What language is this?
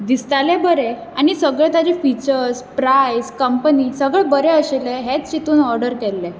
Konkani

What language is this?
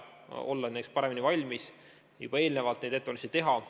Estonian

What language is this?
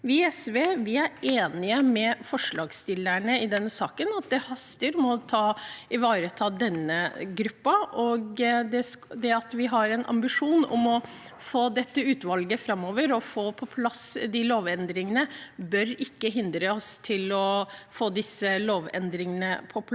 Norwegian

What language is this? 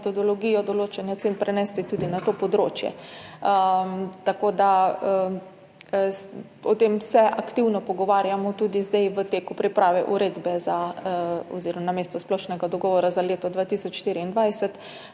Slovenian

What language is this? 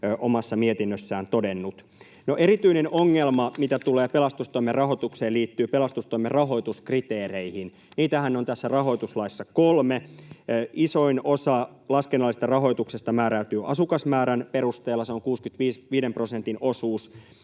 Finnish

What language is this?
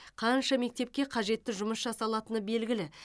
Kazakh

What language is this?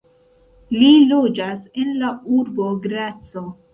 Esperanto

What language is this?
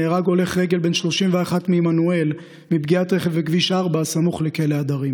Hebrew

